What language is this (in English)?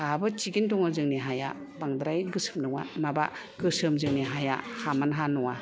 Bodo